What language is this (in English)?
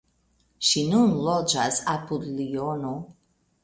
Esperanto